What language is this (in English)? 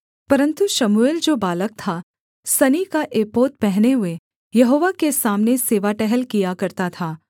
Hindi